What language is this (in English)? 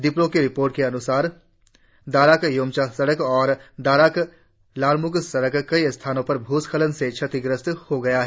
Hindi